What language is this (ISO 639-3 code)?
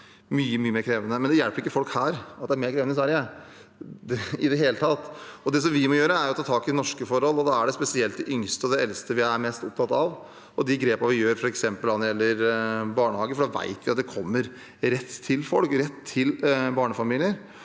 nor